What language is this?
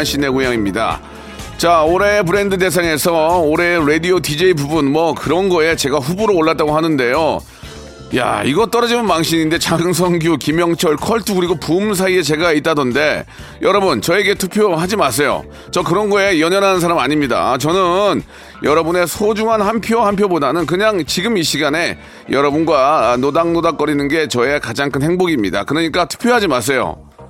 Korean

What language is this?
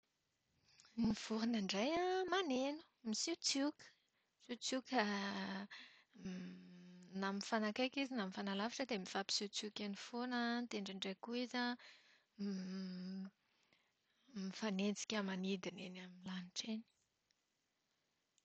Malagasy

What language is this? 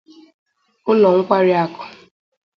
Igbo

